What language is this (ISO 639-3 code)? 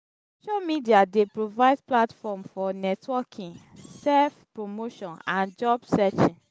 pcm